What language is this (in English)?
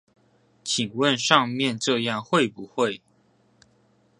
Chinese